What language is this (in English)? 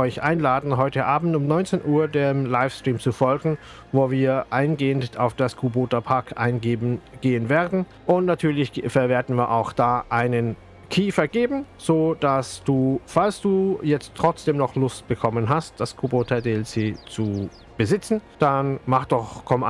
German